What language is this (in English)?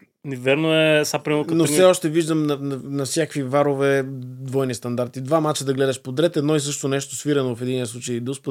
Bulgarian